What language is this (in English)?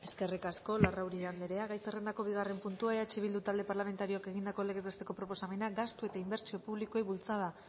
Basque